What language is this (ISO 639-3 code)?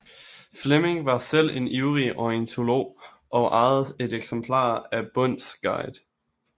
dan